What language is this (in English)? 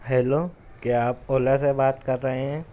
Urdu